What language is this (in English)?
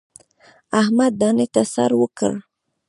Pashto